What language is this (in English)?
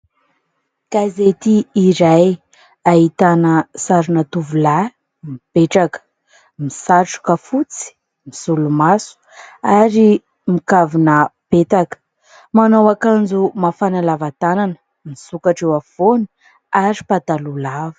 Malagasy